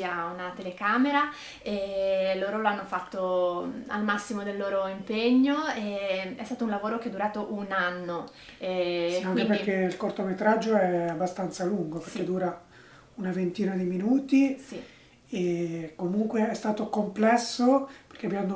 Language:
Italian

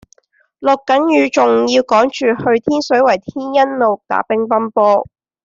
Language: Cantonese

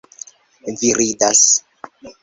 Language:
Esperanto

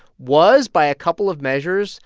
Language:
English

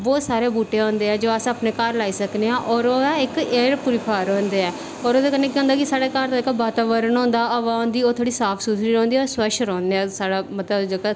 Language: Dogri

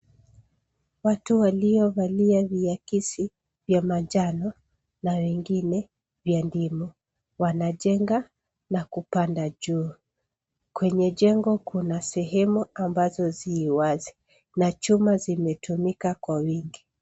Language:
Swahili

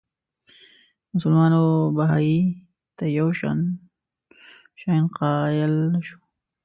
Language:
Pashto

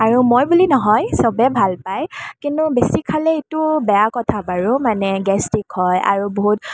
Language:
Assamese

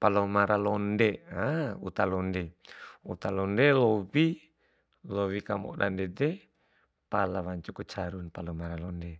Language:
Bima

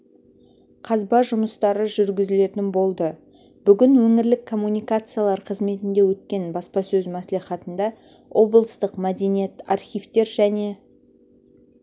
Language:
Kazakh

